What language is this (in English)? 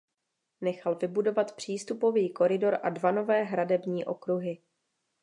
Czech